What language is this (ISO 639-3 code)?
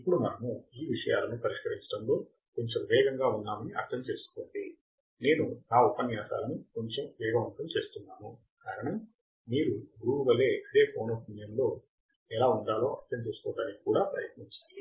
tel